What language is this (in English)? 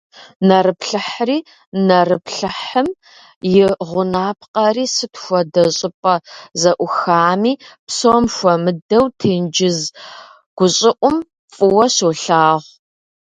Kabardian